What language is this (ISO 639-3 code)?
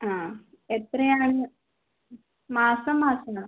mal